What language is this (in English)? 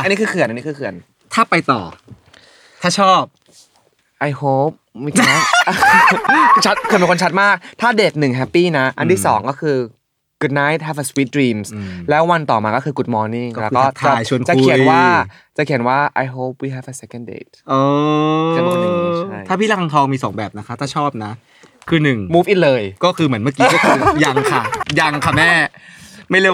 Thai